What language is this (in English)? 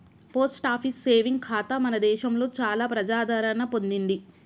Telugu